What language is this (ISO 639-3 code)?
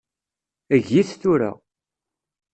kab